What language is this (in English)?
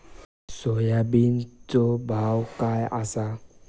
Marathi